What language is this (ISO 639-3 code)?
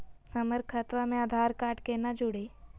mag